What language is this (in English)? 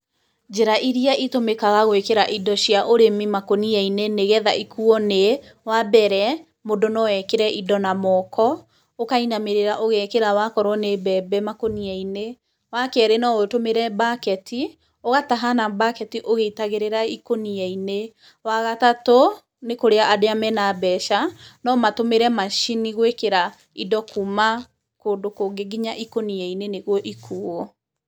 Kikuyu